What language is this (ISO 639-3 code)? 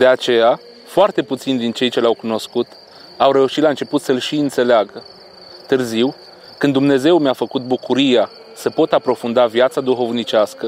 ron